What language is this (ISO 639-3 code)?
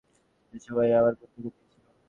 ben